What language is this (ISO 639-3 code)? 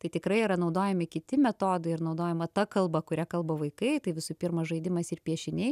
lit